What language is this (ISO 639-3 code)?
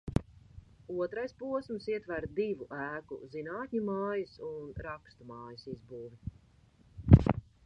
lav